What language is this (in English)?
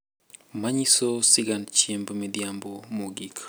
Luo (Kenya and Tanzania)